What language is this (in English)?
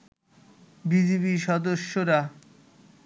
Bangla